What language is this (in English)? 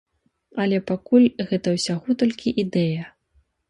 Belarusian